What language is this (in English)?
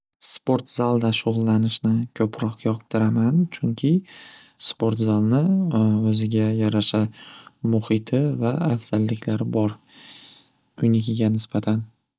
Uzbek